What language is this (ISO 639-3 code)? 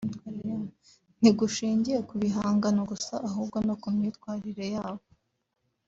kin